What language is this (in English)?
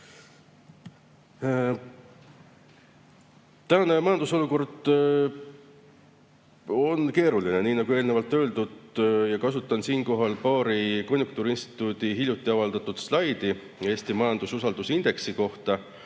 Estonian